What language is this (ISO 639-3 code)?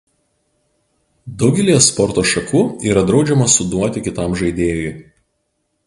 lit